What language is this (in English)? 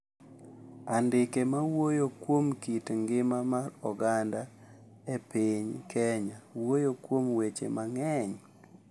Luo (Kenya and Tanzania)